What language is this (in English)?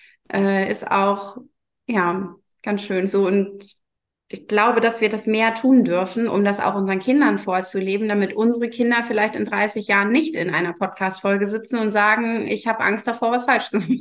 German